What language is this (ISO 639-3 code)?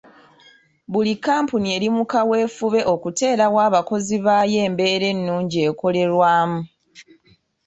lug